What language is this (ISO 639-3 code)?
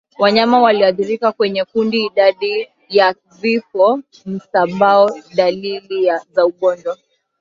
swa